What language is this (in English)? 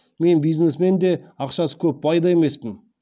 Kazakh